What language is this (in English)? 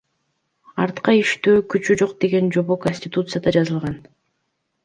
Kyrgyz